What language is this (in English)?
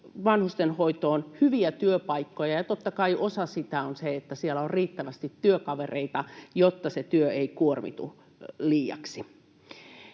Finnish